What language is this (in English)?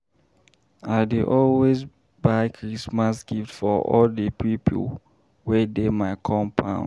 Nigerian Pidgin